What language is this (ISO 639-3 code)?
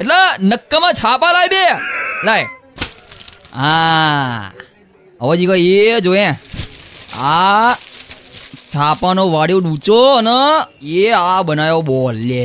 guj